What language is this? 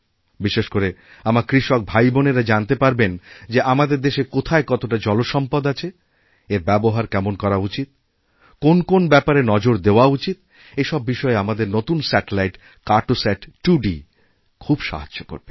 Bangla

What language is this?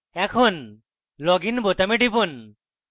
Bangla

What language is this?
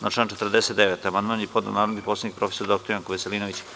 Serbian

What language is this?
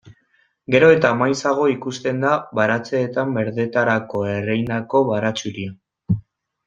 Basque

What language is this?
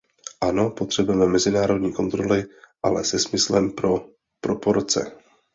Czech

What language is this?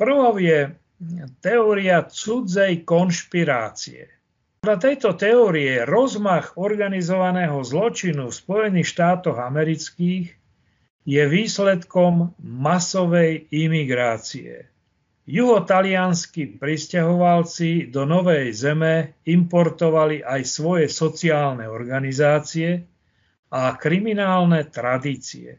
Slovak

